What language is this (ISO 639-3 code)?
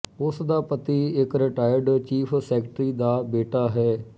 pan